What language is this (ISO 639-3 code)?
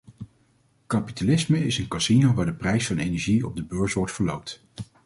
nld